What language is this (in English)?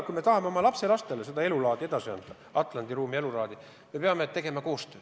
Estonian